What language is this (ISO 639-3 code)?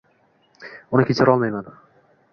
uzb